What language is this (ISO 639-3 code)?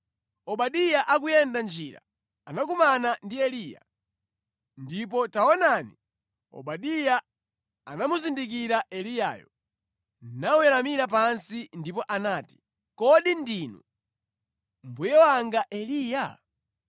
nya